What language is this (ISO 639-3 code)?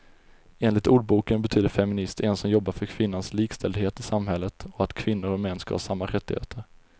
swe